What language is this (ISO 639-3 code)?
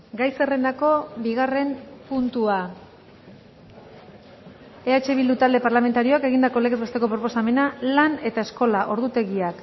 eus